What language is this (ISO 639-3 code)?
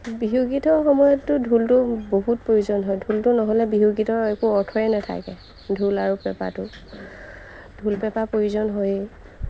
asm